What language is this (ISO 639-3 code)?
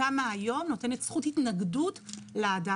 heb